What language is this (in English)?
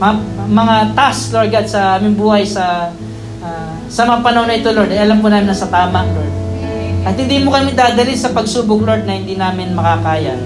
Filipino